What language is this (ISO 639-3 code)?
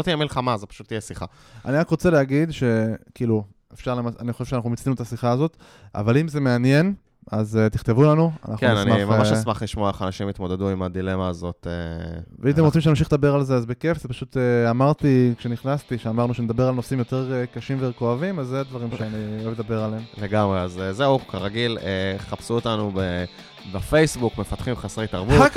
heb